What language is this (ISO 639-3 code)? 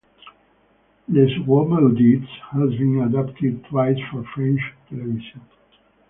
eng